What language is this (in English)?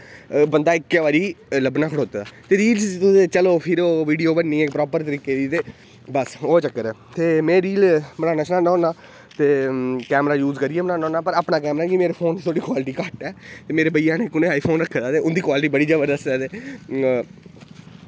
Dogri